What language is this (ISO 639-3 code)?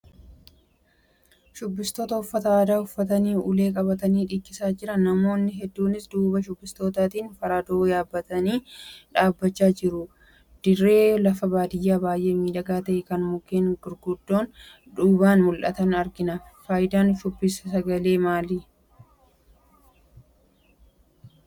orm